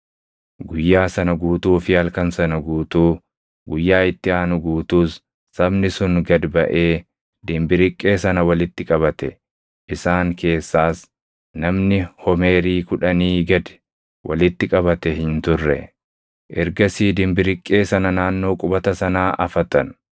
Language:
Oromo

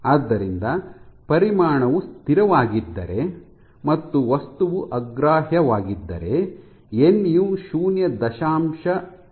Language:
Kannada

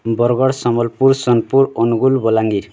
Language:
Odia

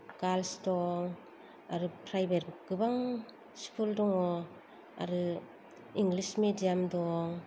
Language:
Bodo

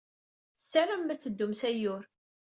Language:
Kabyle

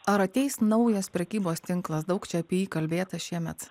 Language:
Lithuanian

